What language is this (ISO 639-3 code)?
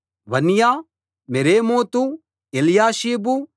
tel